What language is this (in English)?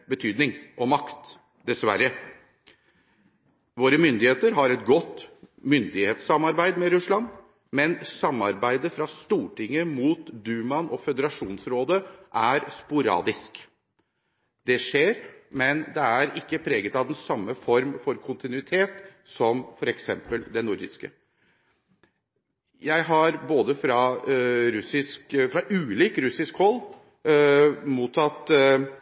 Norwegian Bokmål